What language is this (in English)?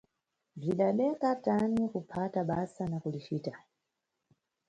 Nyungwe